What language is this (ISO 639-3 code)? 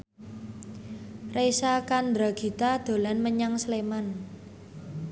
jav